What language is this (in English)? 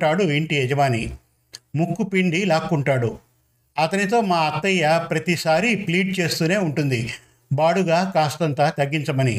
Telugu